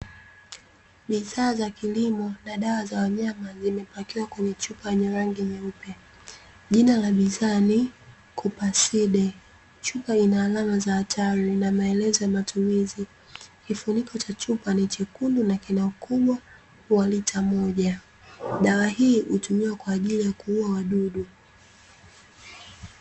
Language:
Swahili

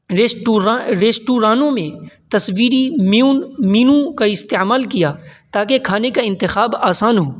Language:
Urdu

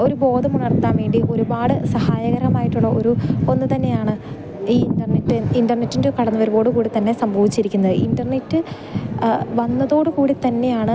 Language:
Malayalam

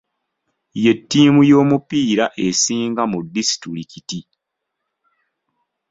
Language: Ganda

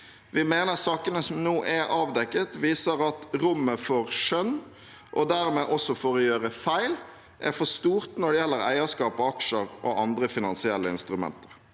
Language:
Norwegian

